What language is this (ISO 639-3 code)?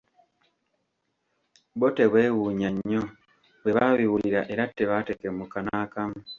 lug